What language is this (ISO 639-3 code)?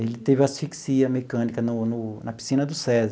por